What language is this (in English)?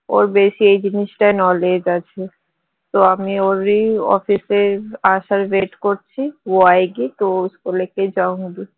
Bangla